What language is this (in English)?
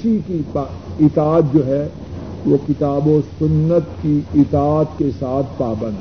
Urdu